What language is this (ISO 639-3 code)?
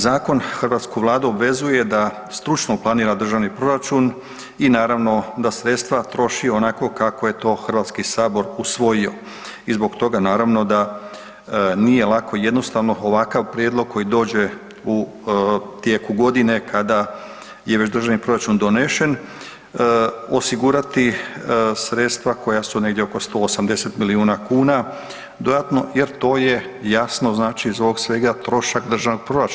hrv